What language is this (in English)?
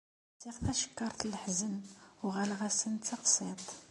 Kabyle